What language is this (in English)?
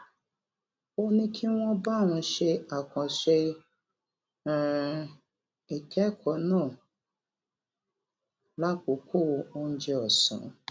Yoruba